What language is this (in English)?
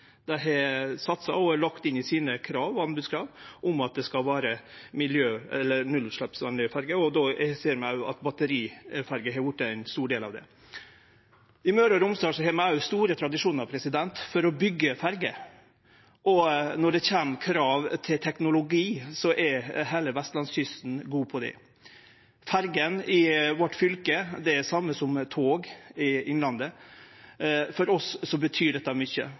Norwegian Nynorsk